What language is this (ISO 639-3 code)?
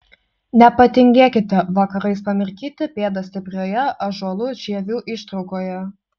lit